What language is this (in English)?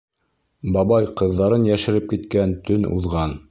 Bashkir